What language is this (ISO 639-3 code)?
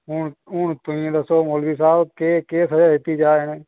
doi